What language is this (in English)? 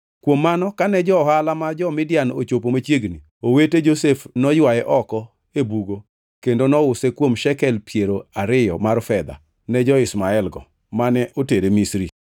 Luo (Kenya and Tanzania)